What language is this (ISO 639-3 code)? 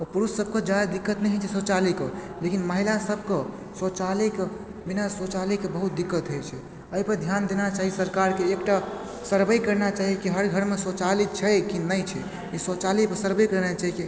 mai